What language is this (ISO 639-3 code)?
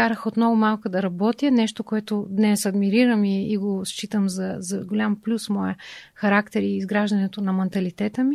bul